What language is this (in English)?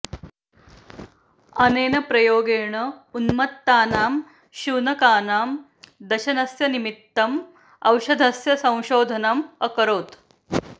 Sanskrit